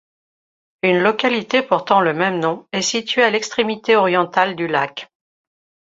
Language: French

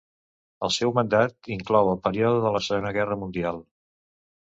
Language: Catalan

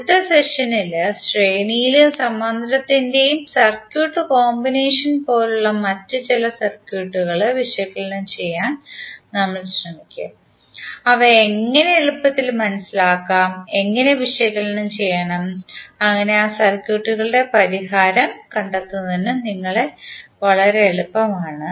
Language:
Malayalam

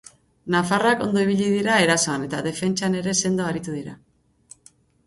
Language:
Basque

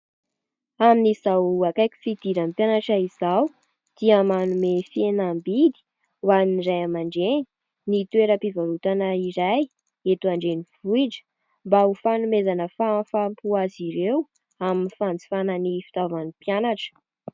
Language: Malagasy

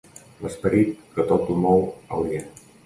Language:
Catalan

